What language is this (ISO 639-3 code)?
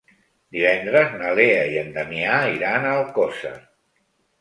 cat